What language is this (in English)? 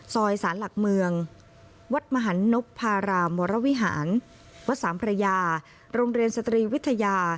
Thai